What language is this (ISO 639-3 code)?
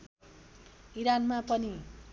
nep